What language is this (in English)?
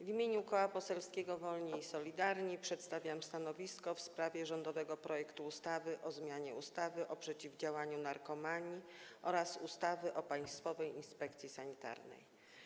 Polish